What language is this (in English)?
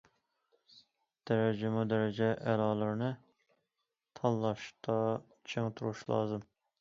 Uyghur